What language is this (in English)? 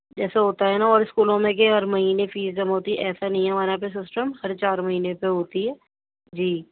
Urdu